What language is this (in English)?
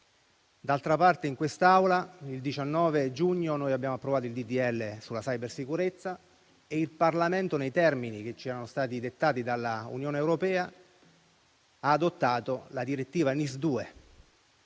Italian